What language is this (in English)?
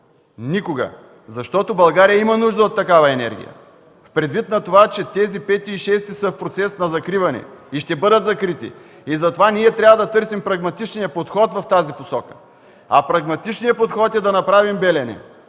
Bulgarian